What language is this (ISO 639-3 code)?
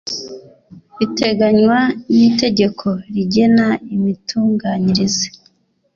kin